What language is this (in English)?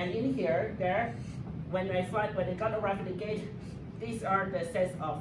English